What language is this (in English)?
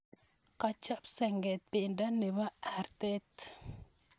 Kalenjin